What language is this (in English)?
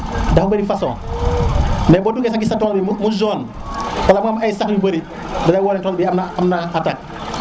Serer